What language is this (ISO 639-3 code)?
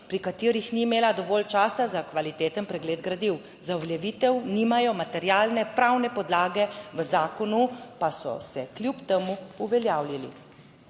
slv